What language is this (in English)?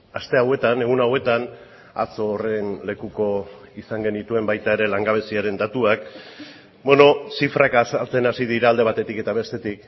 Basque